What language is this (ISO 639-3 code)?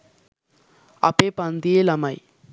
sin